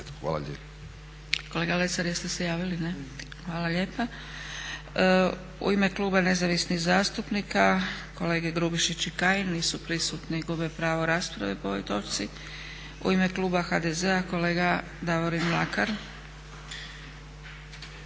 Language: Croatian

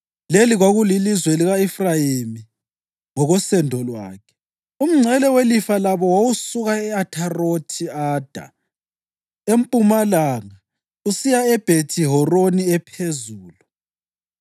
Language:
North Ndebele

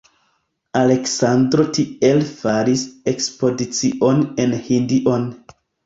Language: Esperanto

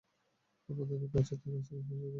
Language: Bangla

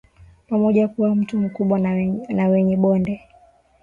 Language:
Swahili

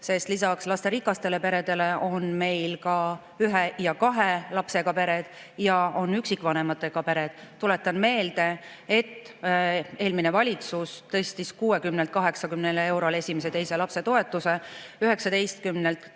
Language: Estonian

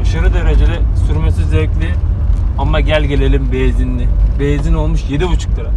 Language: Turkish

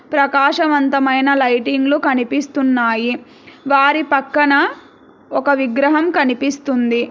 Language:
Telugu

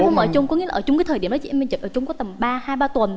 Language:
Vietnamese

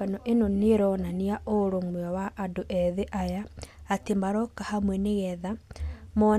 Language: Kikuyu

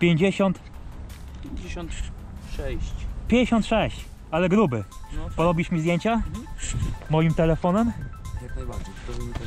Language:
Polish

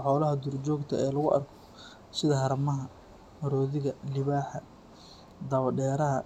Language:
Somali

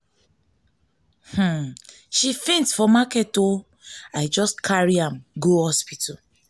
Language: Nigerian Pidgin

